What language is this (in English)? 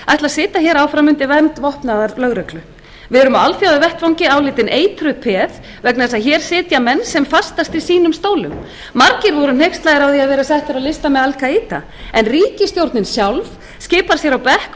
Icelandic